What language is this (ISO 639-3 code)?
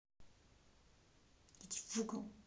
rus